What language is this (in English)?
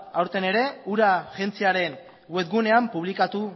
Basque